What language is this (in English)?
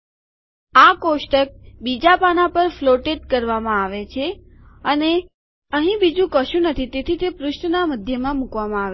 Gujarati